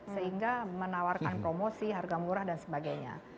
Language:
Indonesian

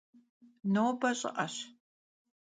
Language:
Kabardian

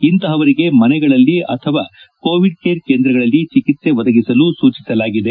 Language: Kannada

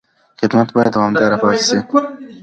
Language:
Pashto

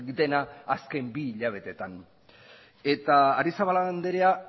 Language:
Basque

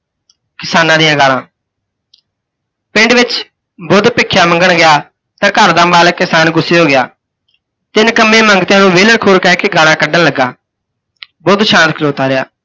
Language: Punjabi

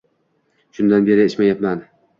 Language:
Uzbek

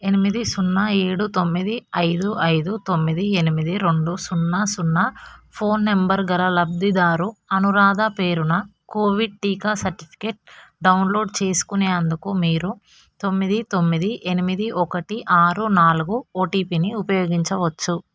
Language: Telugu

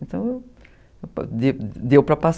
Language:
Portuguese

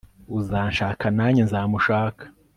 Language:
Kinyarwanda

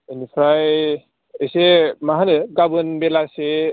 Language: Bodo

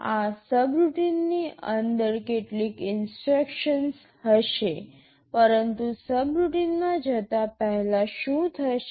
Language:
Gujarati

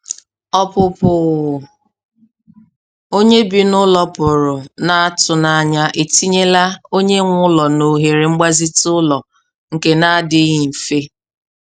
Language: Igbo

